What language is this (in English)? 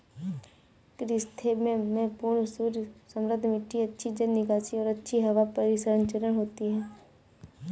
Hindi